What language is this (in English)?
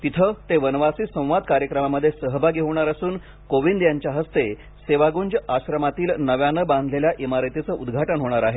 Marathi